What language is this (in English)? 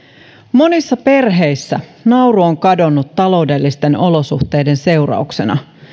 Finnish